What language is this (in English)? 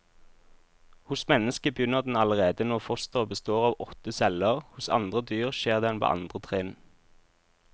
Norwegian